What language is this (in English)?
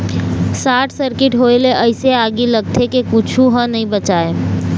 Chhattisgarhi